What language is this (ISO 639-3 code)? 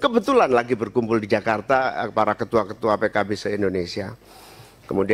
ind